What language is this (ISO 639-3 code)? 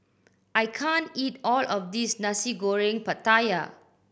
eng